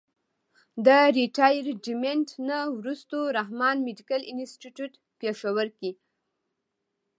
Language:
Pashto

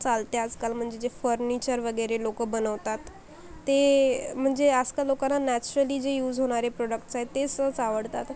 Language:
Marathi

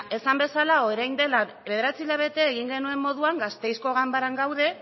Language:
Basque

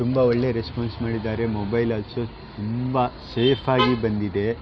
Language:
Kannada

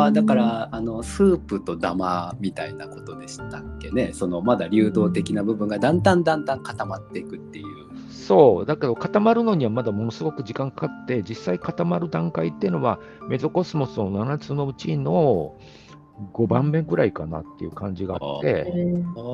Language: Japanese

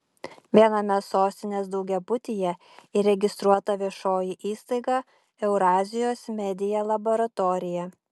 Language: Lithuanian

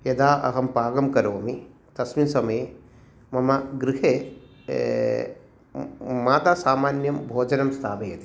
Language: Sanskrit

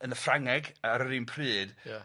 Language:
Welsh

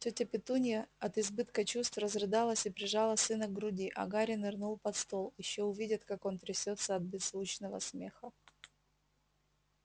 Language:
Russian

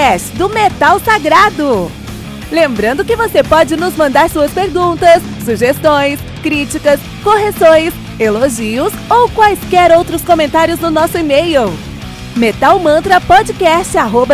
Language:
Portuguese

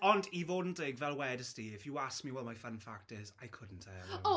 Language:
Welsh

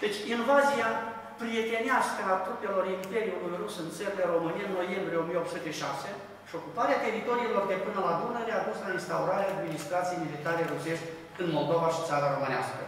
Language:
Romanian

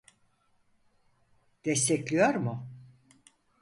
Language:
Turkish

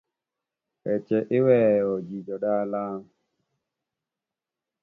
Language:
Luo (Kenya and Tanzania)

